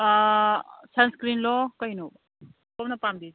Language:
Manipuri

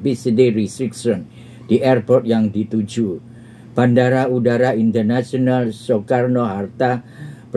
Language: Indonesian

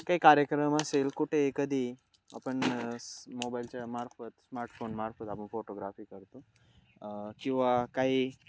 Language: Marathi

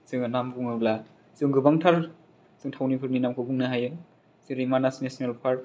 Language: Bodo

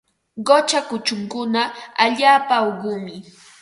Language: Ambo-Pasco Quechua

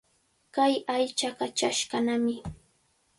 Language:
Cajatambo North Lima Quechua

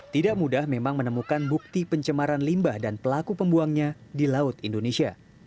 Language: Indonesian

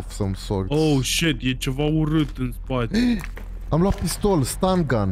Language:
Romanian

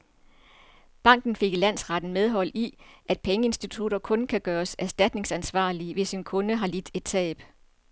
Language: Danish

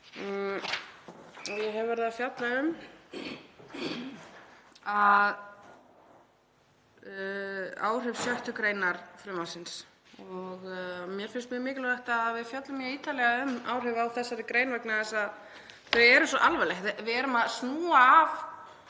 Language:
Icelandic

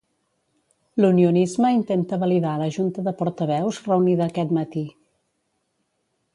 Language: Catalan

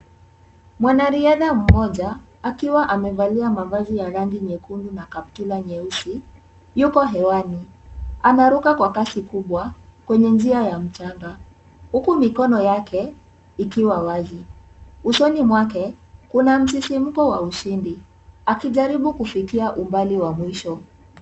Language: Swahili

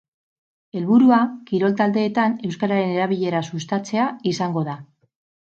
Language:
Basque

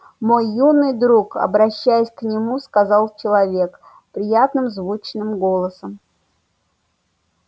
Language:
Russian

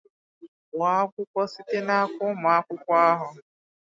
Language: Igbo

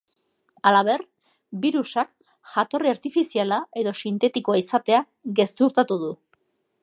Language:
Basque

